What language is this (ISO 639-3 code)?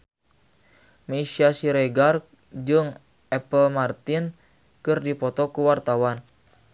sun